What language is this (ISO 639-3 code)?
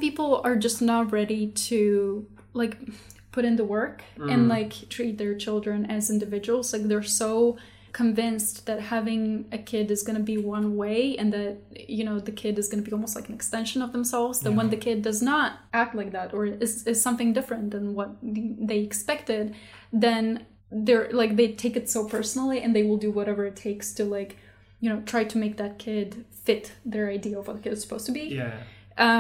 eng